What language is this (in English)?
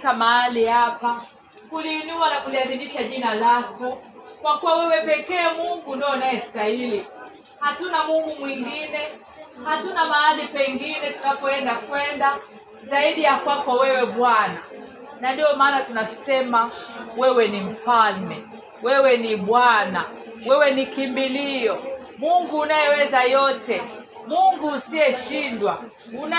Swahili